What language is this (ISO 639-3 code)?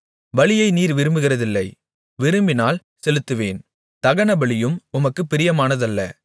tam